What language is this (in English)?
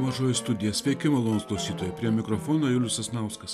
Lithuanian